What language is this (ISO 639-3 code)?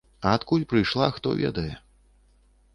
bel